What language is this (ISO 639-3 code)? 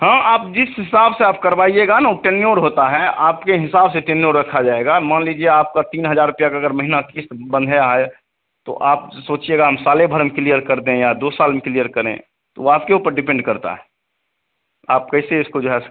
hin